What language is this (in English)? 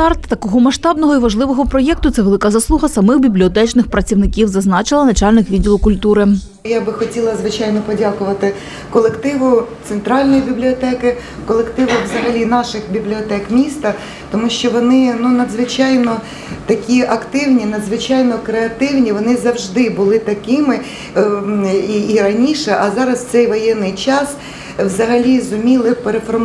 Ukrainian